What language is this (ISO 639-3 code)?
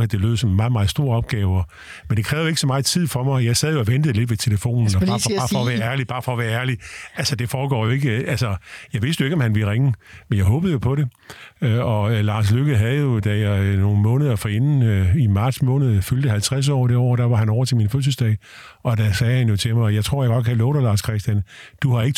dan